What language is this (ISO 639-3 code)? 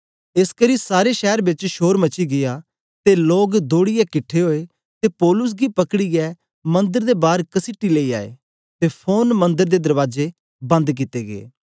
doi